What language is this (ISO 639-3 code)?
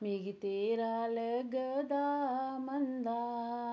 doi